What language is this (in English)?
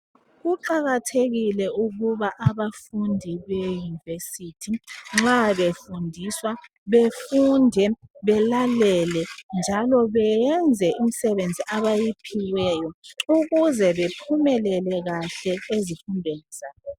North Ndebele